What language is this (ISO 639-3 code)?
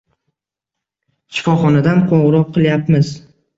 uzb